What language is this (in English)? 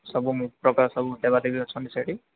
Odia